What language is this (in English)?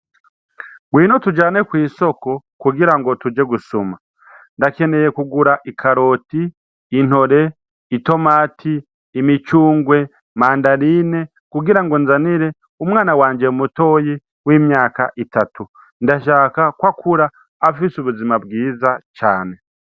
Rundi